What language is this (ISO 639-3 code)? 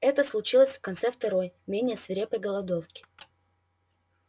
rus